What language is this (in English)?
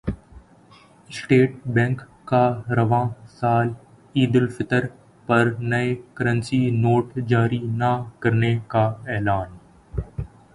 Urdu